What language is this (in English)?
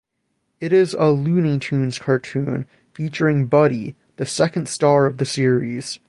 English